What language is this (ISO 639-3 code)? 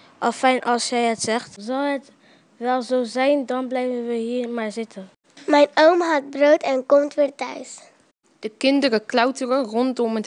nld